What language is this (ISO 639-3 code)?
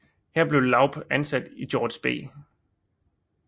dan